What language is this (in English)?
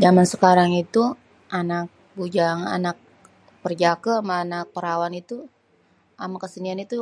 Betawi